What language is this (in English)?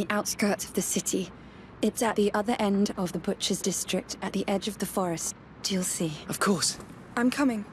English